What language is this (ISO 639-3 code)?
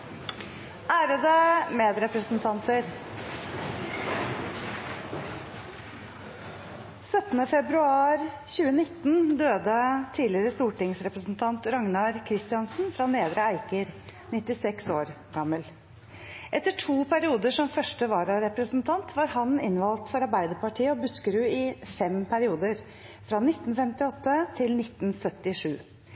nob